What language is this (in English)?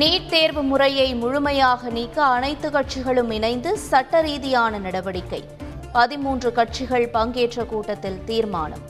Tamil